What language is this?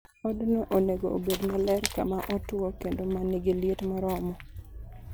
Luo (Kenya and Tanzania)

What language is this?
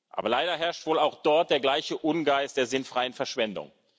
German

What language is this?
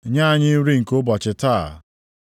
Igbo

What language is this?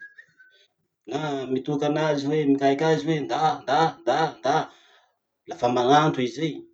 Masikoro Malagasy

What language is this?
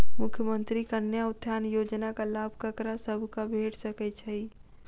Maithili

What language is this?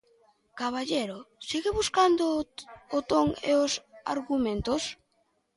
Galician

